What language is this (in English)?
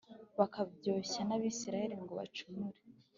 Kinyarwanda